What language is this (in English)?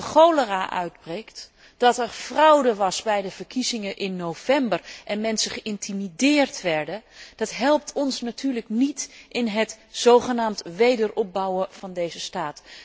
Dutch